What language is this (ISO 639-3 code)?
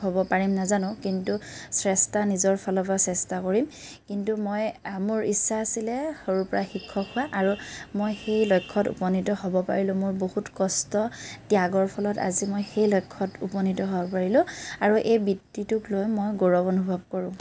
asm